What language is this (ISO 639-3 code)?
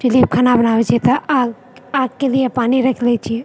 mai